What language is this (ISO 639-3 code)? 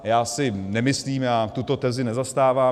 ces